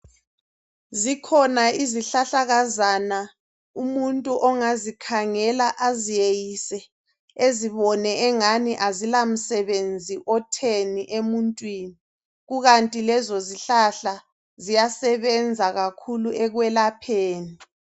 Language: North Ndebele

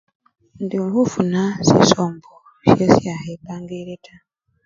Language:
Luyia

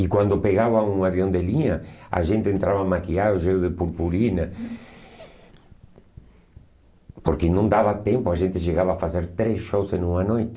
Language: Portuguese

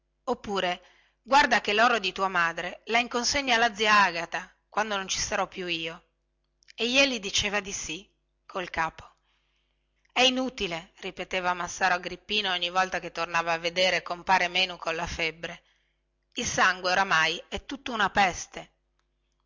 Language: Italian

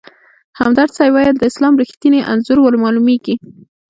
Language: Pashto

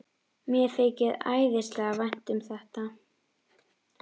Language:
Icelandic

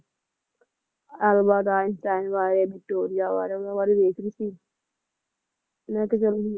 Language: Punjabi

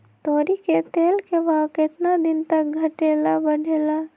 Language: Magahi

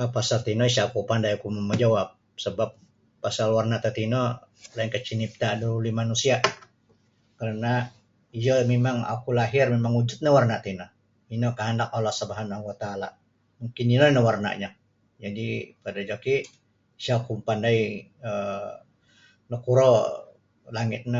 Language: Sabah Bisaya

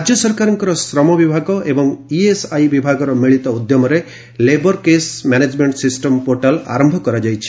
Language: Odia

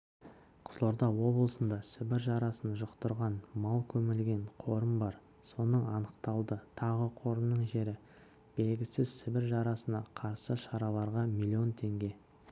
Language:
Kazakh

